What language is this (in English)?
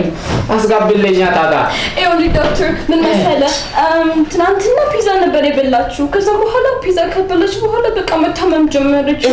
Amharic